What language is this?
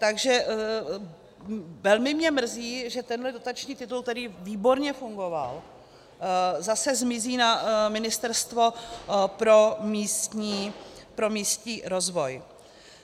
Czech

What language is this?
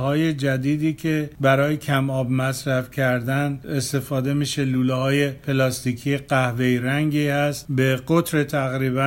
Persian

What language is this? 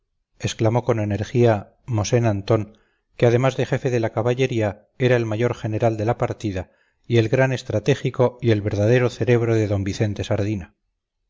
Spanish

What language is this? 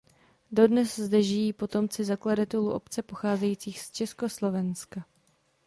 Czech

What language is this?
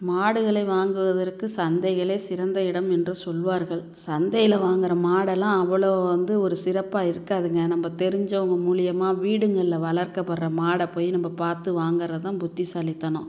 Tamil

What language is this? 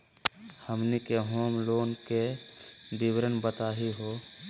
Magahi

